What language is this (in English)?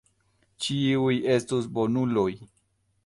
Esperanto